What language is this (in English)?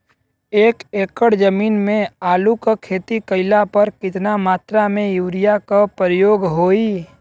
Bhojpuri